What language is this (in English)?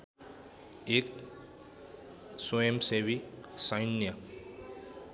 Nepali